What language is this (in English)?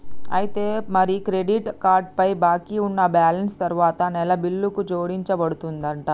Telugu